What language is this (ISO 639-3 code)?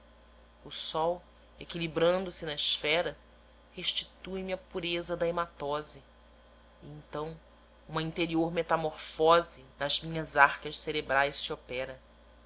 por